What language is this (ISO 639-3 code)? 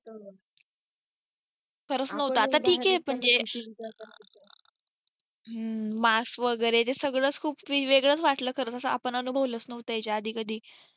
mar